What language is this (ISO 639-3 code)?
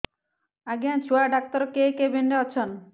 ori